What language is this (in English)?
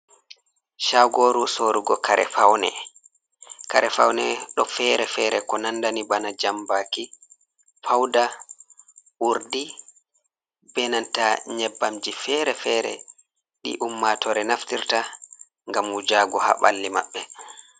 Fula